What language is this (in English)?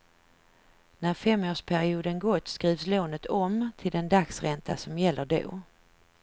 Swedish